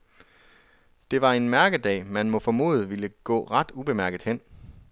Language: Danish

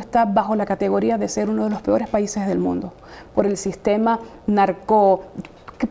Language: Spanish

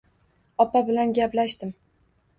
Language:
Uzbek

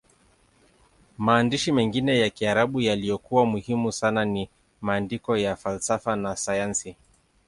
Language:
Swahili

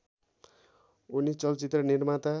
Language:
Nepali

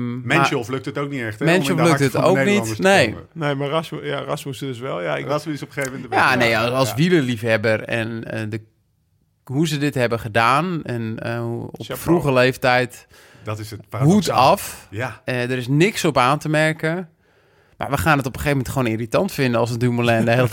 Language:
Dutch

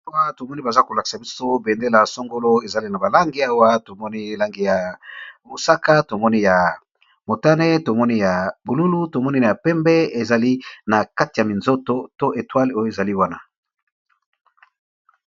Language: Lingala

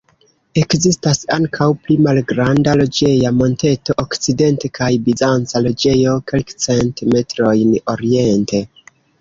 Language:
Esperanto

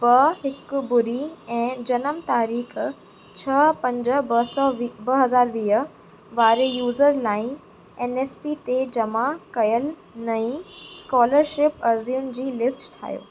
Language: Sindhi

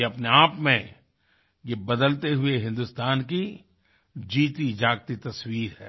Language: Hindi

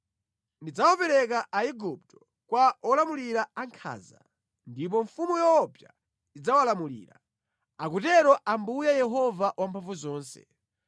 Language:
Nyanja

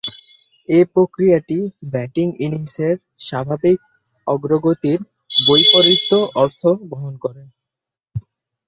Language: Bangla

